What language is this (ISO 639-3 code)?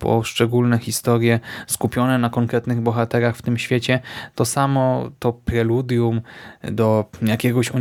pol